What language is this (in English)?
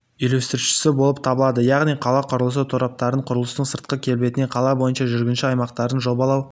Kazakh